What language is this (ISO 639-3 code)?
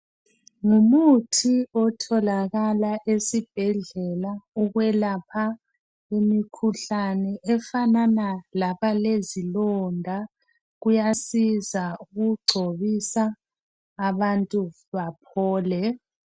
nde